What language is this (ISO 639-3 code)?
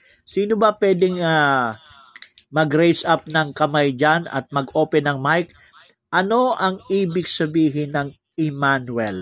fil